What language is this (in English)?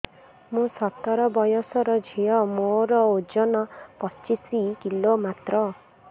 Odia